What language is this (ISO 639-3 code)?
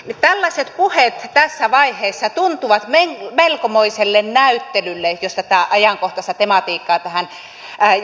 fin